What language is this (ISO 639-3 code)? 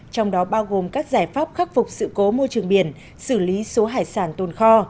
vie